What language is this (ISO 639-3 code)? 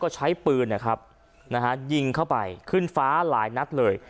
tha